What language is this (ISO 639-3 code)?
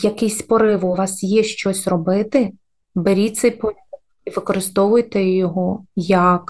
ukr